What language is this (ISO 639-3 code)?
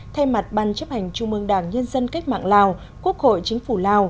vie